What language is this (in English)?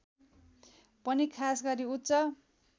Nepali